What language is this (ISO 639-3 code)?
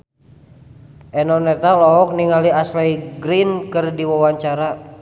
sun